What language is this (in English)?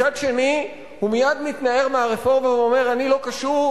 Hebrew